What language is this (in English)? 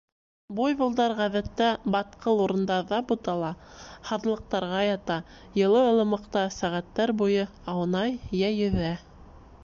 Bashkir